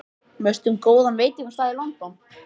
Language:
Icelandic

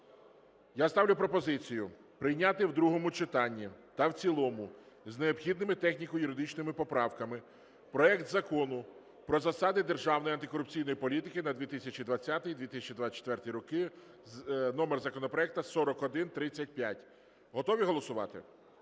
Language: Ukrainian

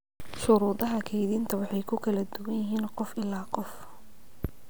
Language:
Somali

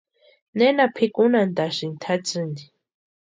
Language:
Western Highland Purepecha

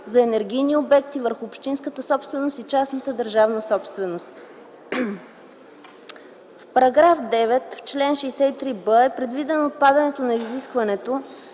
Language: Bulgarian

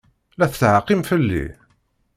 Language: Kabyle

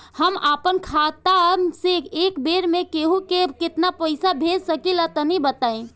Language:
Bhojpuri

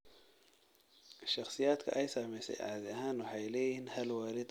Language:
Somali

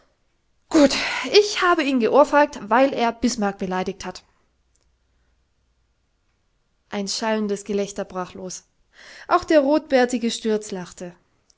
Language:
German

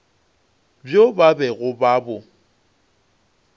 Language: Northern Sotho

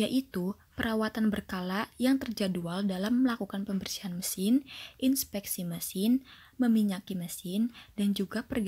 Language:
Indonesian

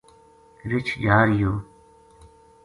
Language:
Gujari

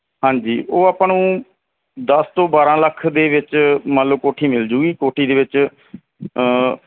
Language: Punjabi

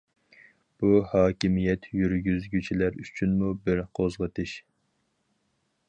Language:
Uyghur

